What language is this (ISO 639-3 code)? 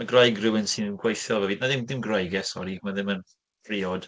cym